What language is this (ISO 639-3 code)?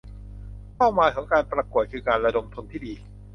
tha